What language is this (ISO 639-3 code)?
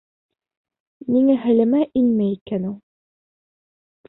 bak